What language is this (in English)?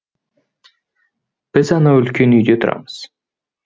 Kazakh